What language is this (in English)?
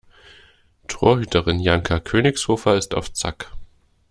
German